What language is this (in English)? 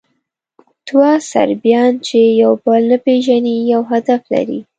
Pashto